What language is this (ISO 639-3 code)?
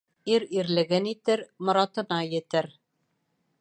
bak